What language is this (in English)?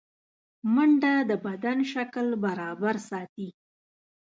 Pashto